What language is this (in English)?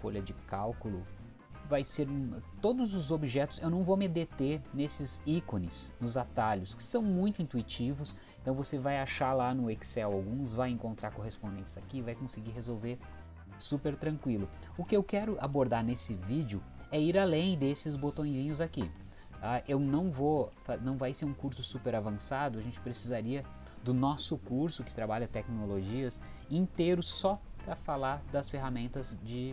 Portuguese